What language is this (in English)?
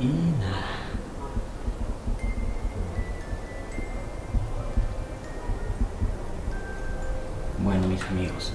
Spanish